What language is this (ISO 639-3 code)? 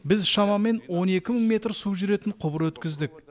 kaz